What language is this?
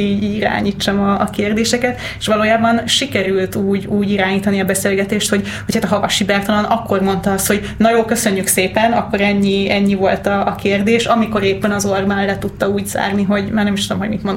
Hungarian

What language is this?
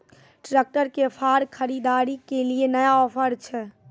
Maithili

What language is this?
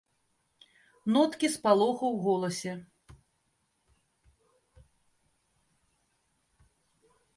Belarusian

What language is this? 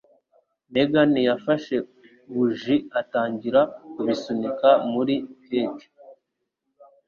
Kinyarwanda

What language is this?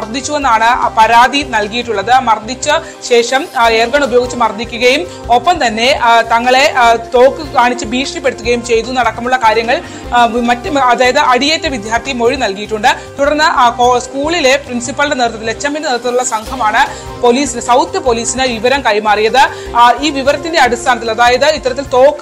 Malayalam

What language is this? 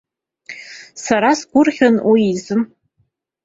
Abkhazian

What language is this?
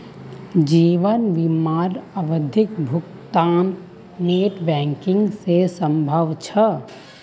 Magahi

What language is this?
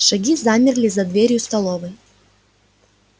Russian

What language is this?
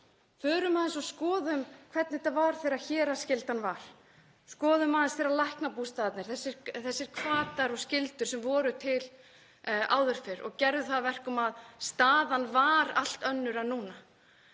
Icelandic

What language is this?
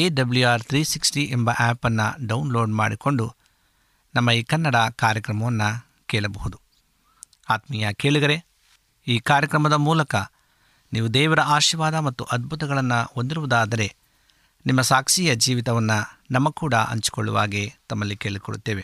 Kannada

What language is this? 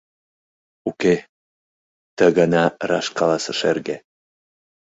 Mari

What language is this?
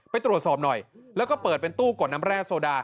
Thai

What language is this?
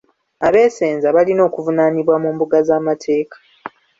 Ganda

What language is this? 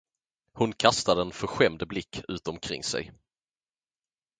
Swedish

